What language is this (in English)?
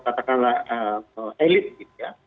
Indonesian